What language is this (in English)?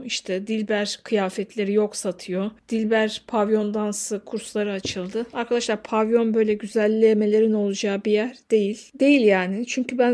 Turkish